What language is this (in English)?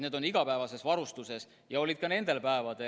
Estonian